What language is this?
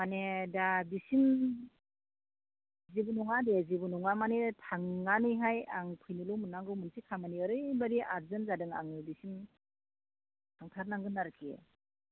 Bodo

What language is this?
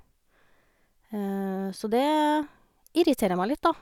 Norwegian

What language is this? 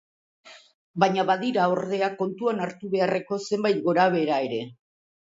Basque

